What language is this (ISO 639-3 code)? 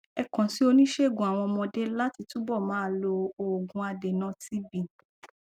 yor